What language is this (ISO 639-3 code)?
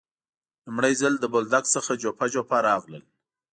pus